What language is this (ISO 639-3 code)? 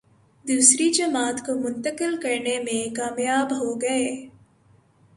urd